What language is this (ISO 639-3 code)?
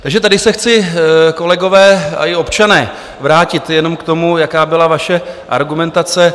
ces